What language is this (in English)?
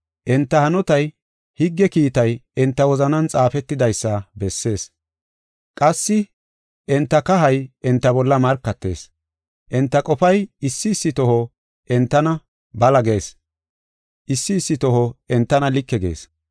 Gofa